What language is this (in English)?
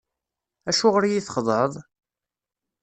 Kabyle